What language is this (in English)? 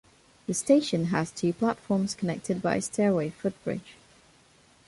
English